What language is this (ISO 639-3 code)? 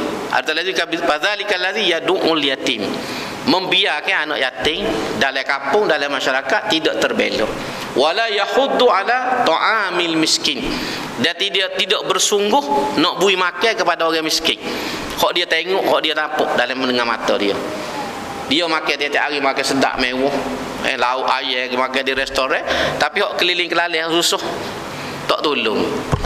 msa